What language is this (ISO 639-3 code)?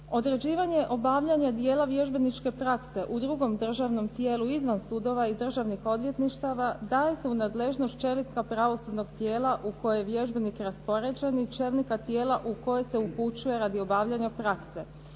hrv